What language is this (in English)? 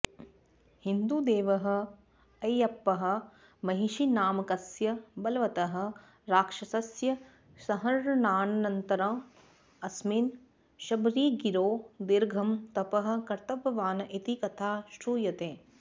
Sanskrit